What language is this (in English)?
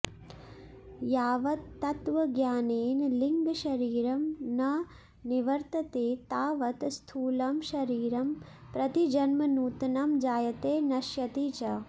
Sanskrit